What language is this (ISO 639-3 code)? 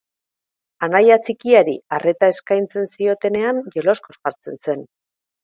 eus